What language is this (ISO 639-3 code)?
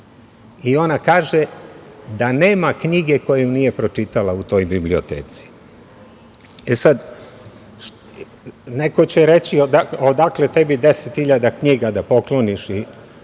srp